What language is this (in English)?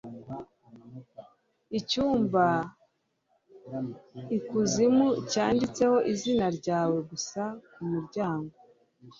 Kinyarwanda